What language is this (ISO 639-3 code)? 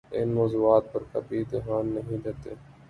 urd